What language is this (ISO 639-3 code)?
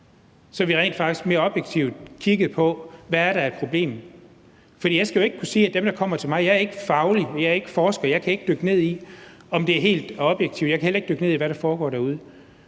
dan